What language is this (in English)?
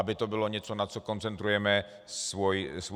Czech